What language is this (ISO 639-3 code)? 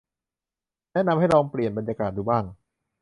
tha